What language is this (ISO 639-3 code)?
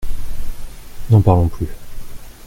fra